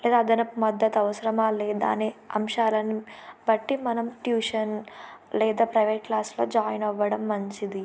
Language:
Telugu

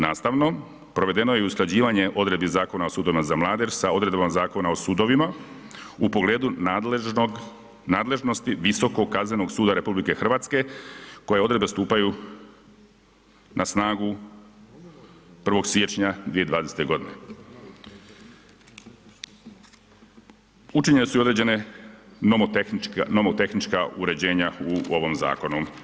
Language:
Croatian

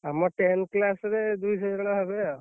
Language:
Odia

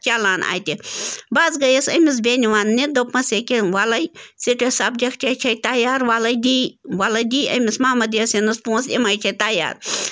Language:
Kashmiri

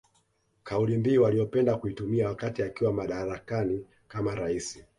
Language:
Swahili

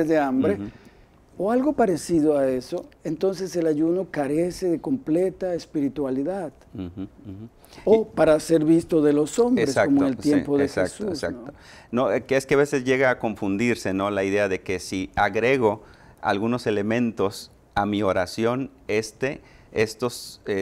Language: Spanish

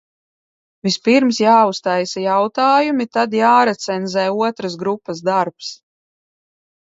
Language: Latvian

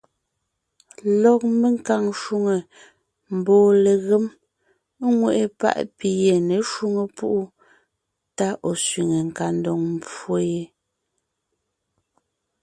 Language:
Ngiemboon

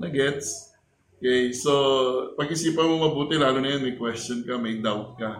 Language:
Filipino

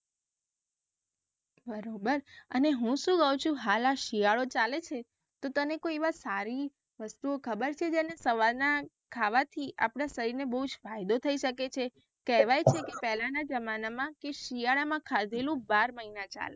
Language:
Gujarati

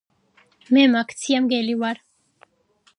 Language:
Georgian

